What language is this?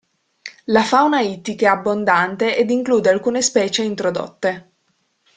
Italian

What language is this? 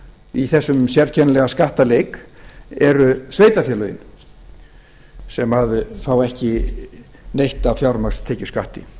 Icelandic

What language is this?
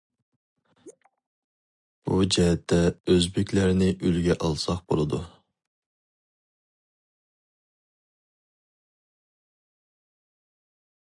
Uyghur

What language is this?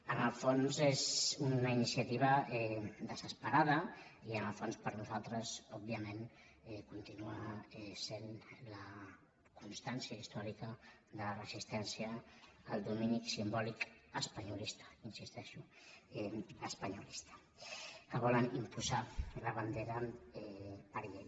Catalan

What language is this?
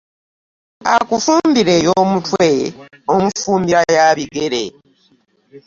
Ganda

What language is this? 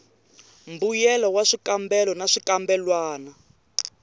Tsonga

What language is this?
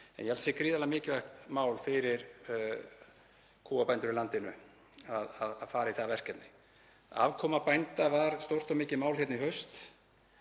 Icelandic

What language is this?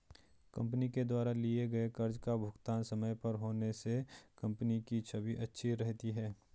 Hindi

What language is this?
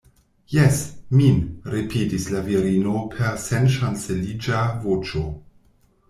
Esperanto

